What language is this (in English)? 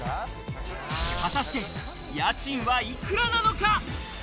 Japanese